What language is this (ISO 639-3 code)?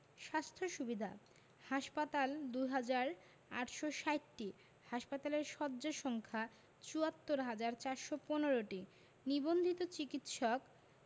ben